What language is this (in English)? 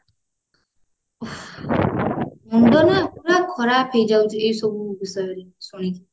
Odia